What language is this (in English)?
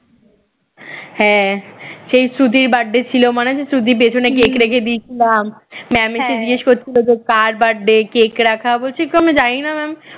Bangla